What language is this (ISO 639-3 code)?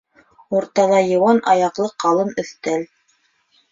bak